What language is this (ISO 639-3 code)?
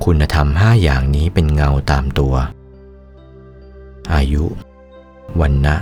tha